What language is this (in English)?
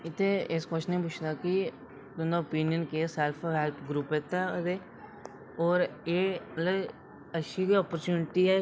Dogri